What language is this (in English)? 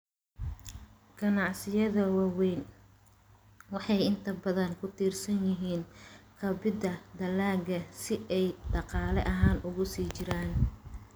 Somali